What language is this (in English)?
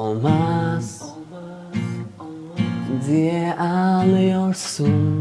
Turkish